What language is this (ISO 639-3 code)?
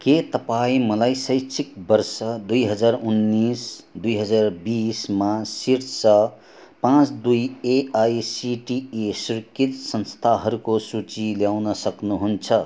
nep